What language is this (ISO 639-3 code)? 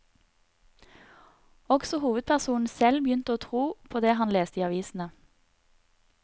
nor